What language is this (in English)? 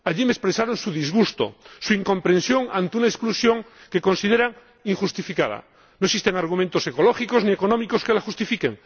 Spanish